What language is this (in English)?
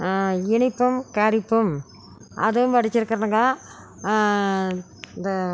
Tamil